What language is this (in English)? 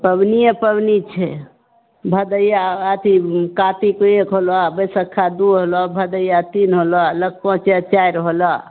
Maithili